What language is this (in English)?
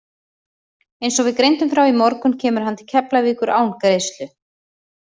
Icelandic